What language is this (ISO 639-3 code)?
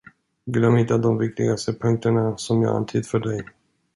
swe